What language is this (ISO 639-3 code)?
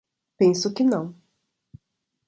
por